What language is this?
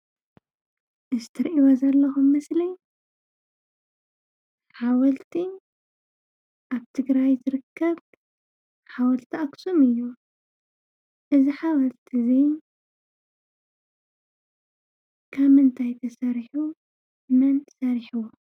Tigrinya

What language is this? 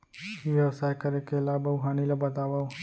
Chhattisgarhi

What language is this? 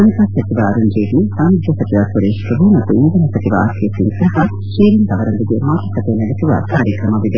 Kannada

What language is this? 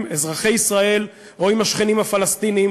Hebrew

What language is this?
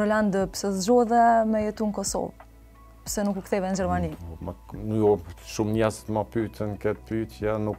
Romanian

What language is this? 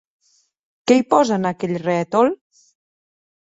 Catalan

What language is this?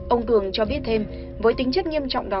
Vietnamese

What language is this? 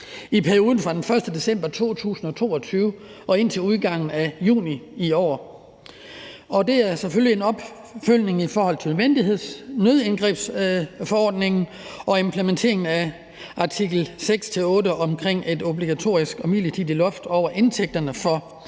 Danish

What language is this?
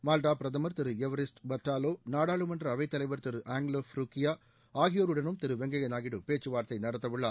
Tamil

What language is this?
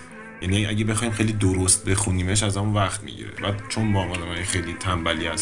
Persian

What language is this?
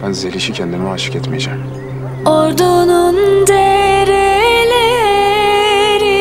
Turkish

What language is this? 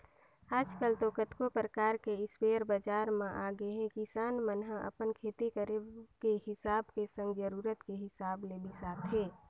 Chhattisgarhi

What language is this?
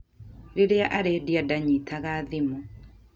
Kikuyu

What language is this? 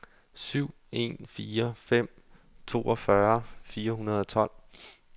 Danish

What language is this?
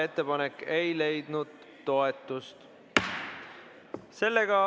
Estonian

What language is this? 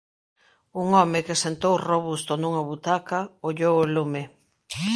Galician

